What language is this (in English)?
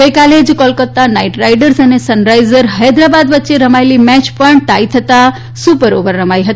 Gujarati